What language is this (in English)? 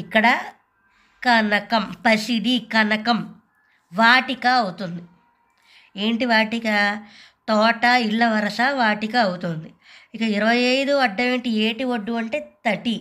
Telugu